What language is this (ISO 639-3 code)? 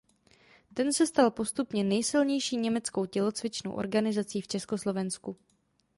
ces